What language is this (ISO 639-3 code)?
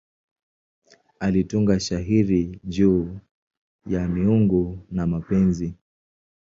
swa